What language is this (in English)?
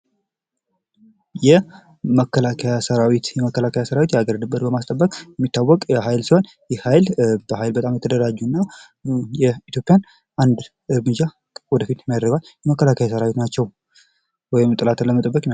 Amharic